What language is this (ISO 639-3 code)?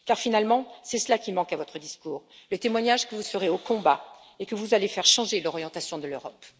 fra